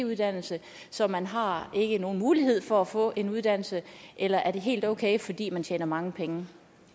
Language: Danish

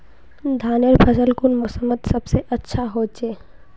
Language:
Magahi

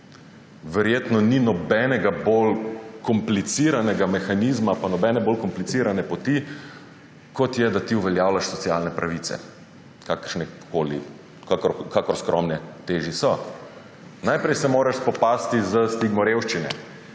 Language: Slovenian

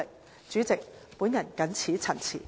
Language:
Cantonese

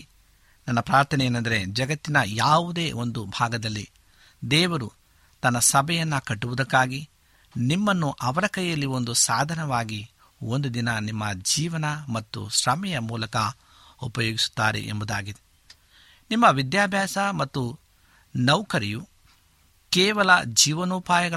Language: Kannada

